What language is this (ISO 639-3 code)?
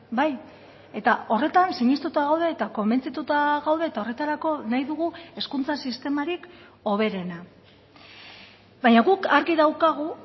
eus